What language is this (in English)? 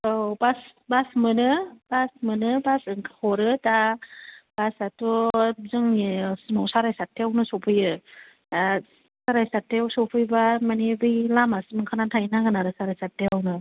Bodo